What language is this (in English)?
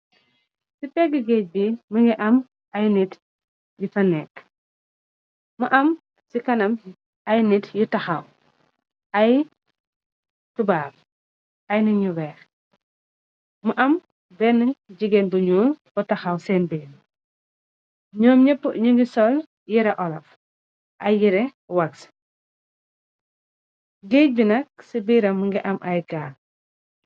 Wolof